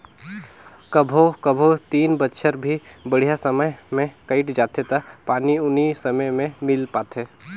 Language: Chhattisgarhi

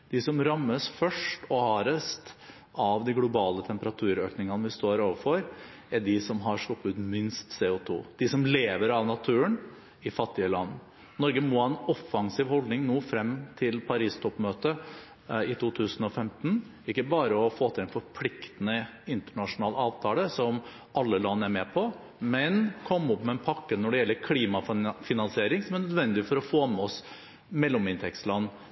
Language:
Norwegian Bokmål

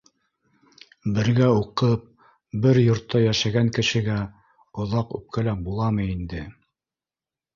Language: Bashkir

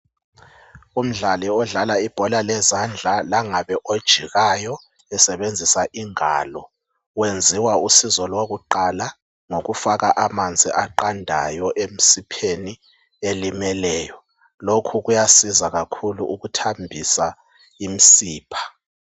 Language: North Ndebele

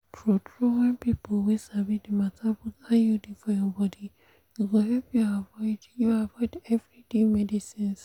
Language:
Nigerian Pidgin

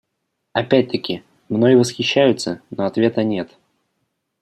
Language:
Russian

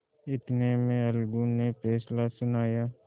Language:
Hindi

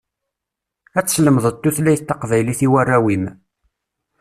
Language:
Kabyle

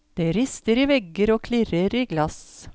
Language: Norwegian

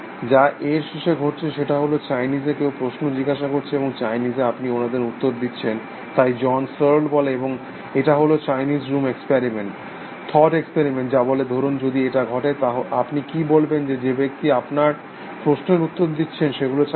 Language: Bangla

